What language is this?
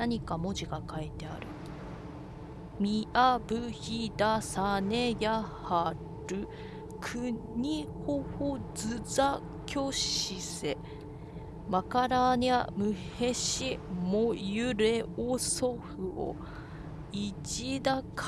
Japanese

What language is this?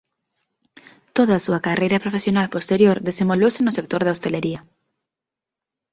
Galician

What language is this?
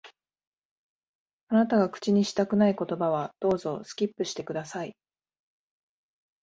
Japanese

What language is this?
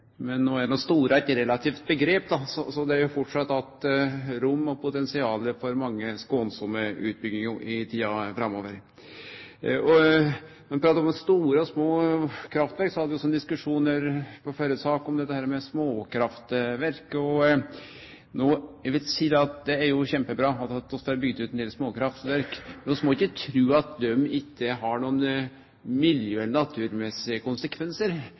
Norwegian Nynorsk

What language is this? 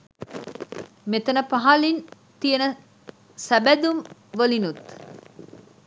Sinhala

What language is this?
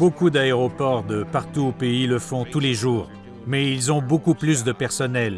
French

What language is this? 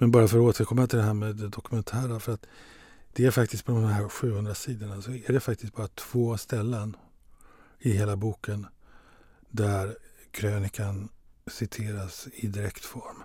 Swedish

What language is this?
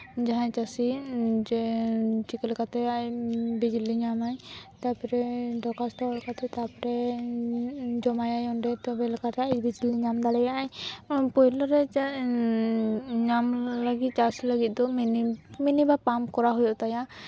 Santali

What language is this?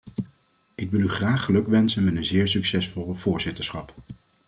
Dutch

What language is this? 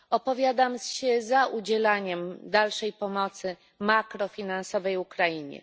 Polish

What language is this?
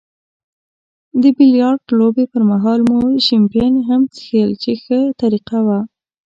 Pashto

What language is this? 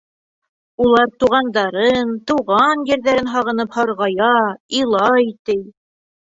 Bashkir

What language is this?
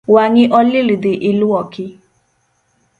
Luo (Kenya and Tanzania)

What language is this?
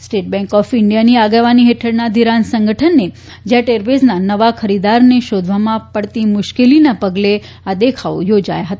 Gujarati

